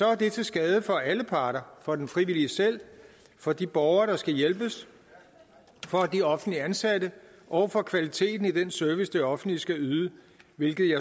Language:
Danish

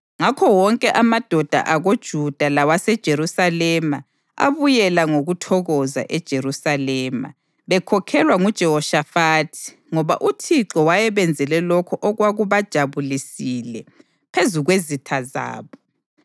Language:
North Ndebele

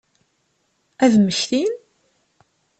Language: Kabyle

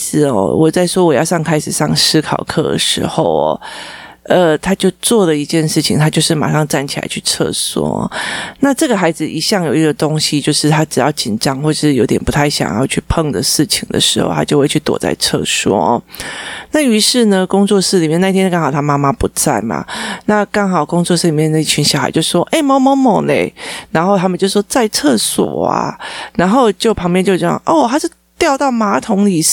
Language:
Chinese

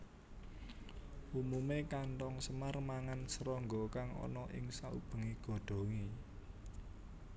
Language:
Javanese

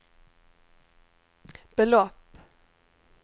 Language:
Swedish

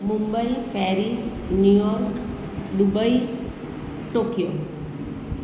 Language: Gujarati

